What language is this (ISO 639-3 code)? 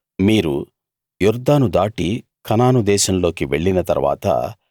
tel